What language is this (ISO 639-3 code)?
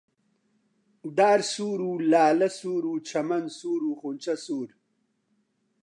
ckb